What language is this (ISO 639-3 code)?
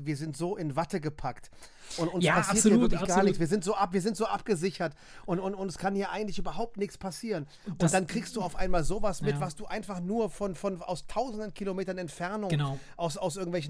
deu